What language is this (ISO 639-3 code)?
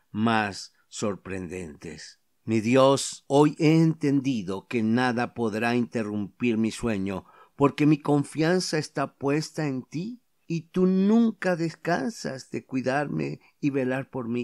spa